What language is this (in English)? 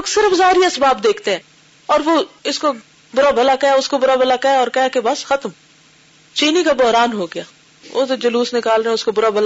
Urdu